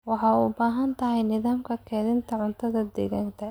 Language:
Somali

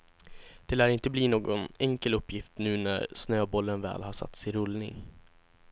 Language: Swedish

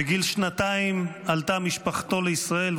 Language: Hebrew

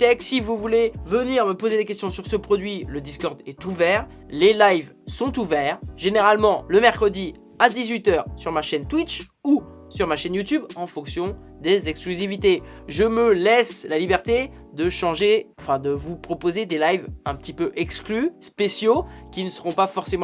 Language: French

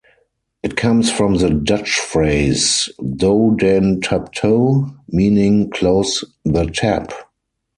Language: English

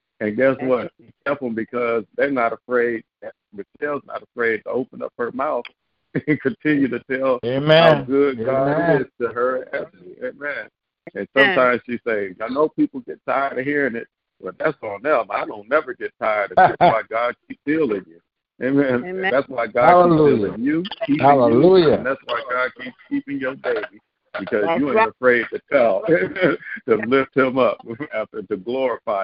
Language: English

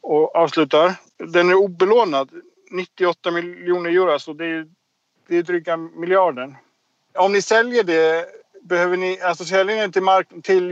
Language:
Swedish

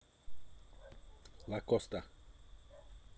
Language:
Russian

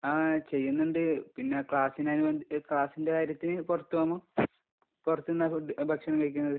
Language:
Malayalam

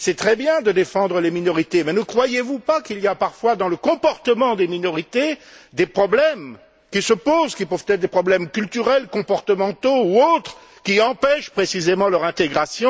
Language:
French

